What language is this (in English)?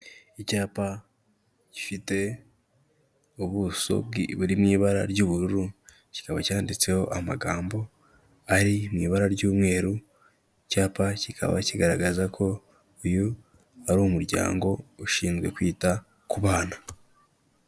Kinyarwanda